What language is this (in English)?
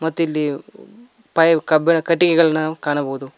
Kannada